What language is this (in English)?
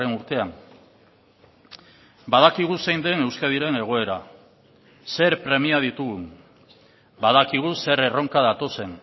Basque